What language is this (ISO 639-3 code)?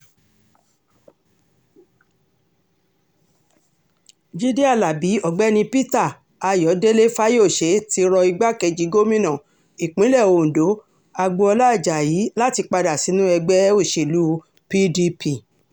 yor